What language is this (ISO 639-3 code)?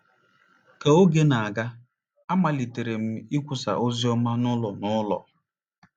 ibo